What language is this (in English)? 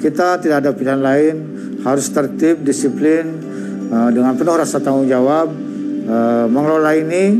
Indonesian